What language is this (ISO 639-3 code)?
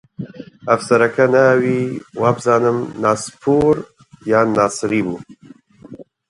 ckb